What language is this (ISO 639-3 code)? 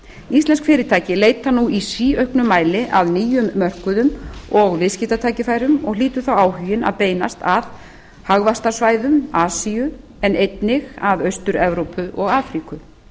isl